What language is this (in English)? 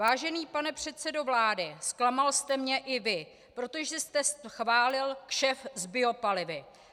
Czech